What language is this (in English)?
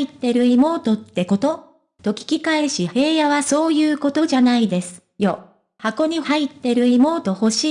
Japanese